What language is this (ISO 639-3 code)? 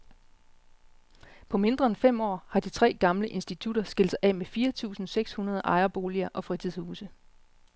dan